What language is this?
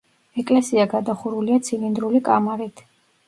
Georgian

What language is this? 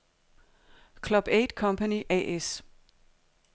Danish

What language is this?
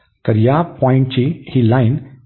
Marathi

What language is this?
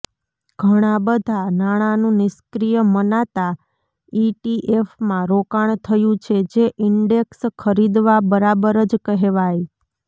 Gujarati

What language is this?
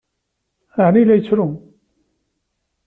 Kabyle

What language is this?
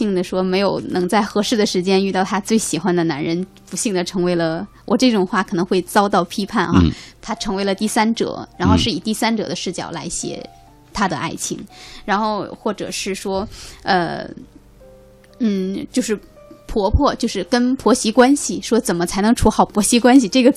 Chinese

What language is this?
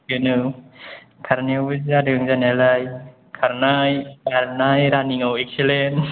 Bodo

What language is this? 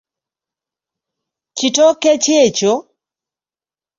Ganda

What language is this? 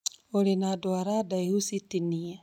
Kikuyu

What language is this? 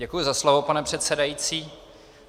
Czech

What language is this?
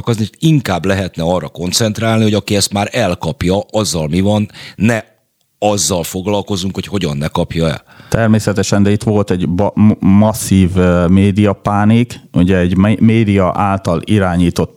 Hungarian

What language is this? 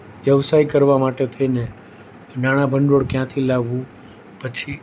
Gujarati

